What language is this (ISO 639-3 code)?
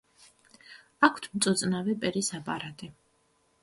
kat